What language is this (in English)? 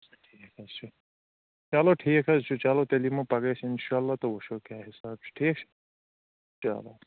Kashmiri